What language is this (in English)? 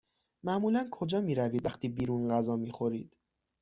Persian